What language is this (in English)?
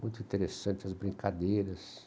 Portuguese